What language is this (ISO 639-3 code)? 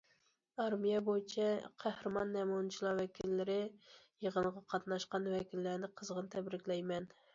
uig